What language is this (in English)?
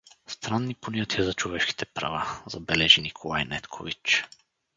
Bulgarian